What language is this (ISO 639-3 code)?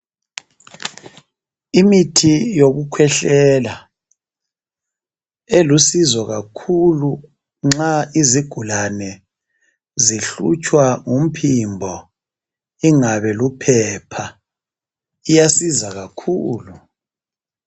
nde